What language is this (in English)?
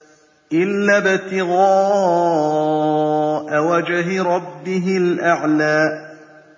Arabic